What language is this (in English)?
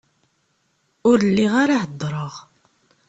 Kabyle